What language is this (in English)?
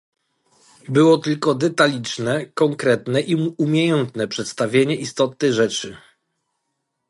Polish